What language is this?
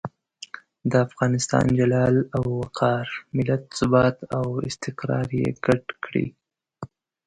Pashto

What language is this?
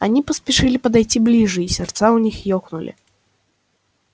Russian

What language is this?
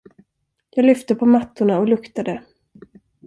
Swedish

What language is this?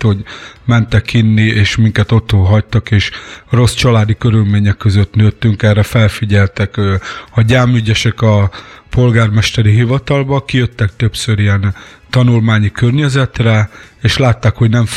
Hungarian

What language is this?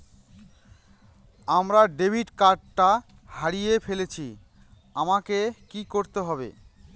Bangla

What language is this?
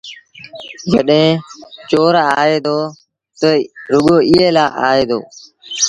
Sindhi Bhil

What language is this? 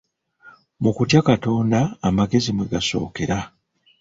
Ganda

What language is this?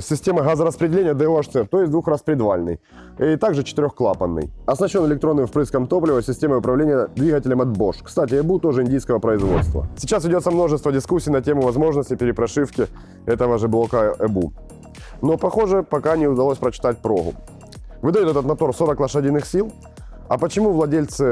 Russian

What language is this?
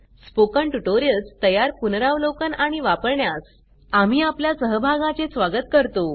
Marathi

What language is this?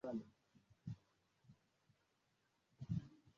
Swahili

